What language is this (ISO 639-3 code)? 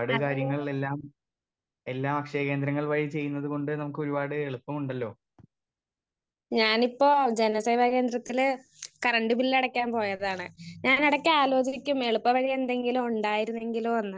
mal